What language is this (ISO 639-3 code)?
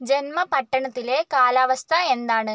mal